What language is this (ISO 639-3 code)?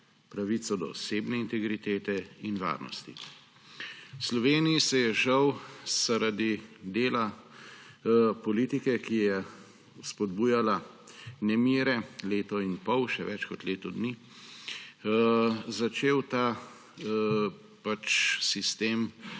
slv